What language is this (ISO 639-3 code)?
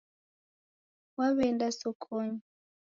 dav